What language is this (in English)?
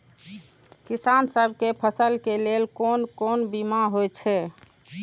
Maithili